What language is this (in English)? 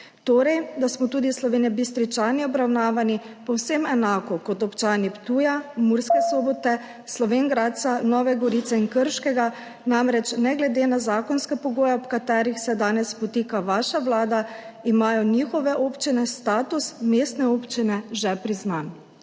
Slovenian